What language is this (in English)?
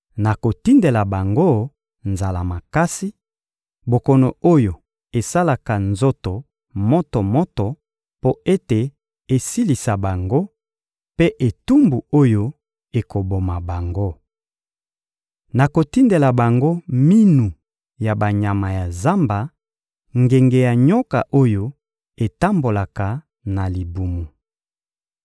Lingala